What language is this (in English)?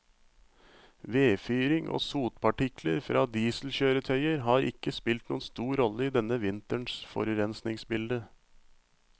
Norwegian